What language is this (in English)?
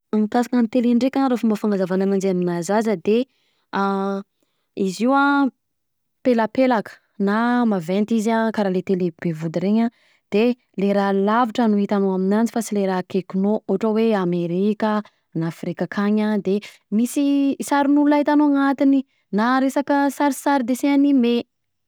Southern Betsimisaraka Malagasy